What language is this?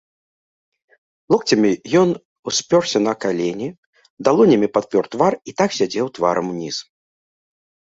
Belarusian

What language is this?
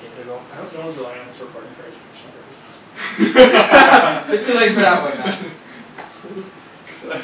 English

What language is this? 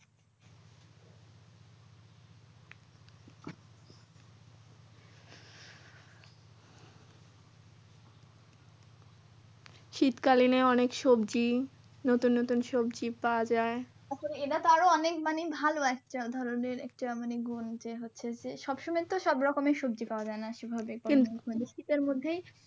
Bangla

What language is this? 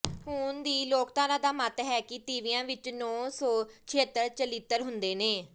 Punjabi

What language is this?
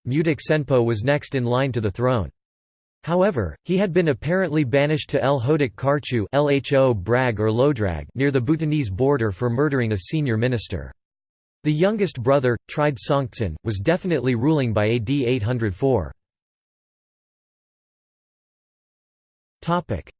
English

